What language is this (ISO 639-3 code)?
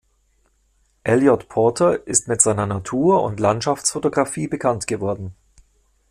deu